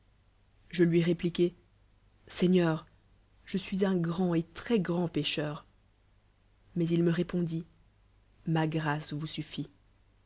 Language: French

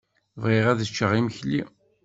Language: Kabyle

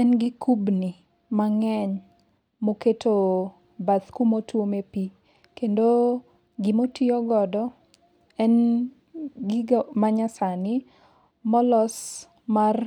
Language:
Luo (Kenya and Tanzania)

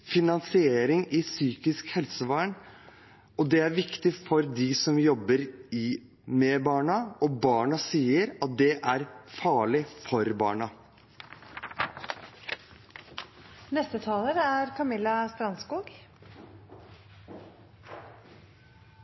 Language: Norwegian Bokmål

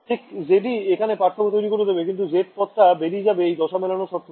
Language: Bangla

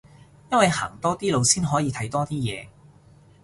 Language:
Cantonese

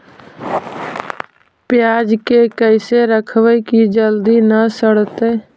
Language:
Magahi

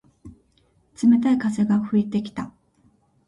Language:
Japanese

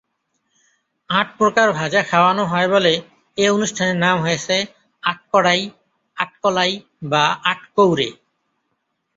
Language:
Bangla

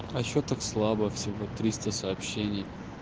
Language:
Russian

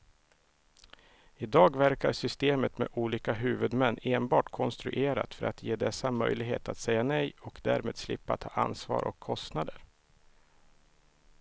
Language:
Swedish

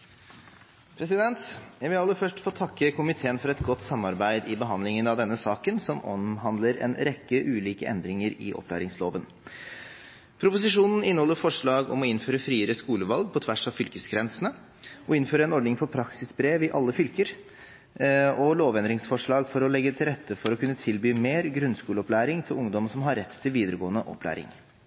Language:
Norwegian Bokmål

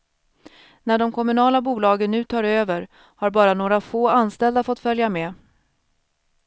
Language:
Swedish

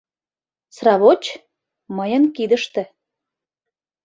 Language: Mari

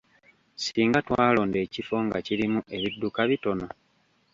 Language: Ganda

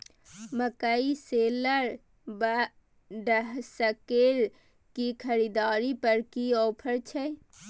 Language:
Maithili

